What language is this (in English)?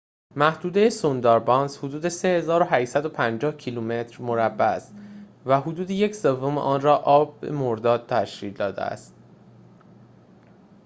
Persian